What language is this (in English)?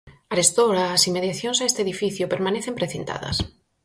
Galician